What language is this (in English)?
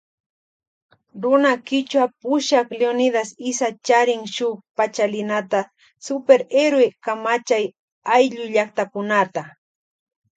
Loja Highland Quichua